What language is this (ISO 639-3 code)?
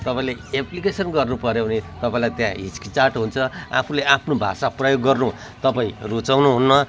nep